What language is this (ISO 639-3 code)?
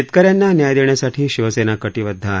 mar